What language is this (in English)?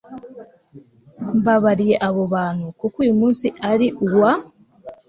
Kinyarwanda